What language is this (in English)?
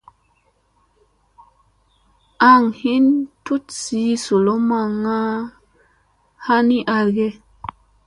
Musey